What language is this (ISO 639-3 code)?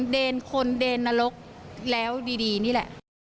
tha